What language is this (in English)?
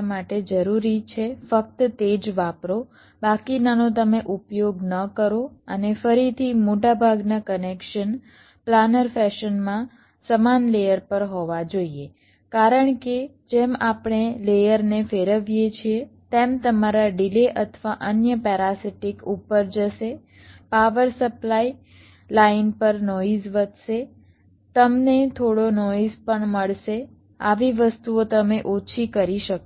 Gujarati